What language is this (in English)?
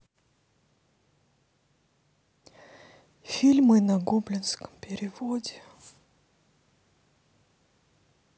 Russian